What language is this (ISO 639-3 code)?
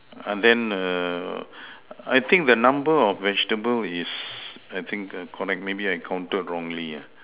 eng